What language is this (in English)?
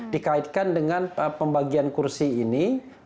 Indonesian